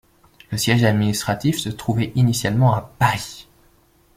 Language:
French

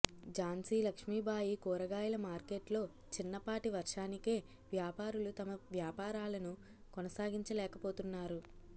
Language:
Telugu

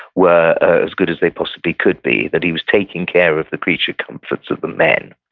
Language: English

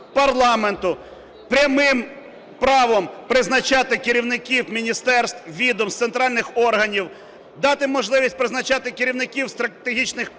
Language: Ukrainian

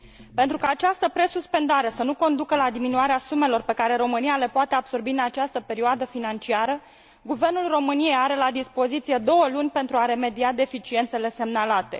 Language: Romanian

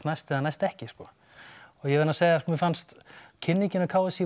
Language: Icelandic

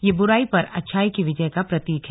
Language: Hindi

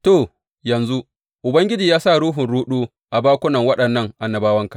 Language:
Hausa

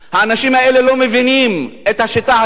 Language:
Hebrew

